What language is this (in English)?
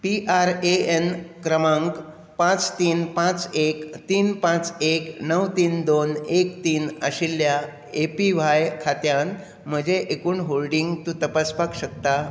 Konkani